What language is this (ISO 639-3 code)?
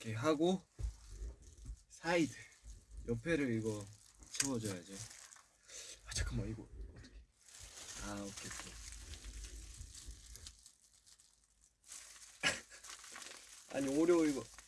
kor